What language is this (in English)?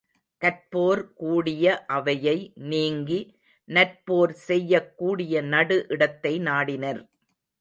Tamil